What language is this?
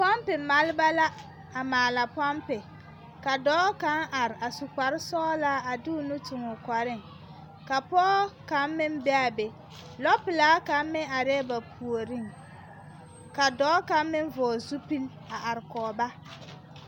Southern Dagaare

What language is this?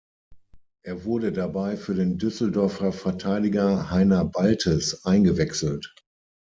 German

